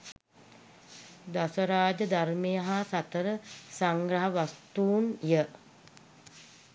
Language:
Sinhala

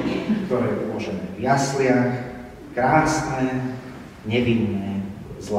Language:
Slovak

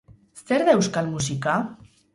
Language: Basque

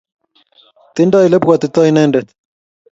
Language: Kalenjin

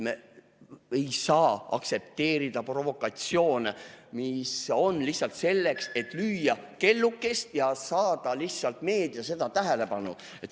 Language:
Estonian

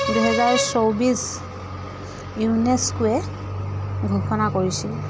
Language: Assamese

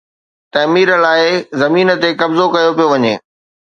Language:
Sindhi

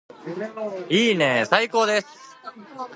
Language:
Japanese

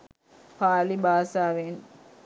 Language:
Sinhala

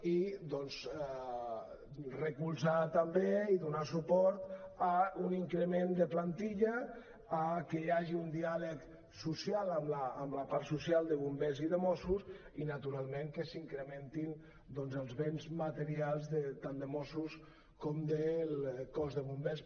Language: Catalan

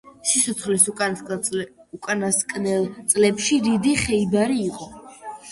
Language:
Georgian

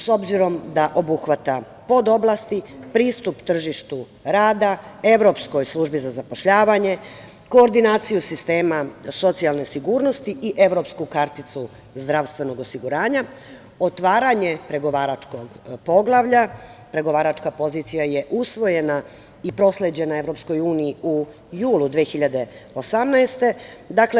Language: Serbian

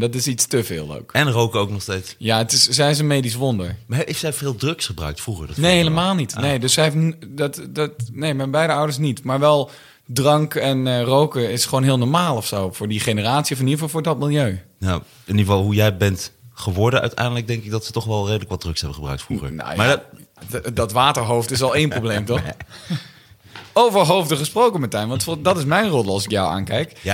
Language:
Dutch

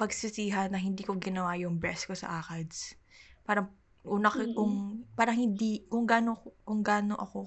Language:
Filipino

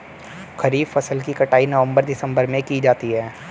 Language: Hindi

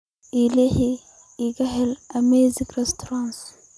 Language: Somali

